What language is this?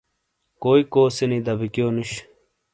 Shina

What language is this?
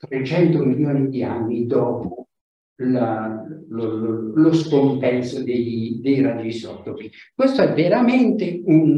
Italian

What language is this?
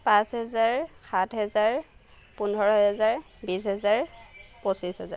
Assamese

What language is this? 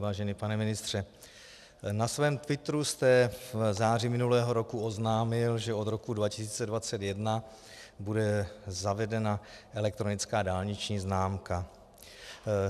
Czech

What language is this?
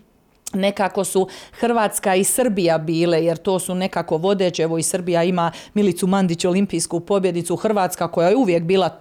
Croatian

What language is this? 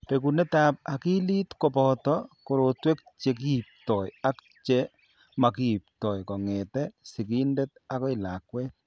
Kalenjin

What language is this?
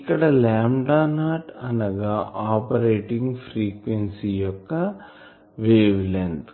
Telugu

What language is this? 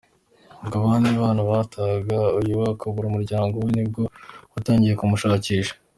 Kinyarwanda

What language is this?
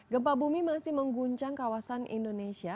Indonesian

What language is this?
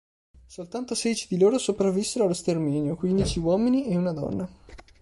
Italian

